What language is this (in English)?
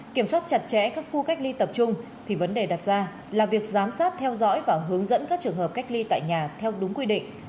Vietnamese